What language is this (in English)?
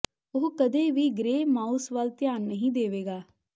Punjabi